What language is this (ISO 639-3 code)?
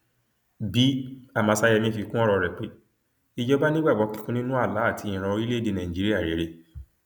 yor